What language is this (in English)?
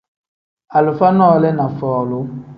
Tem